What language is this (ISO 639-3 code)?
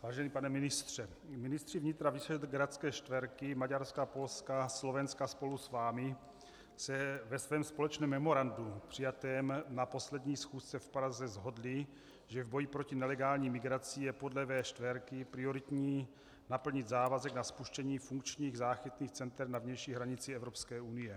ces